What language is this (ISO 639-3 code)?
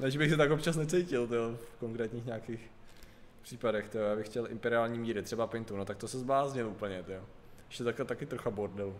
ces